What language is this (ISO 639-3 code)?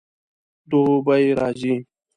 pus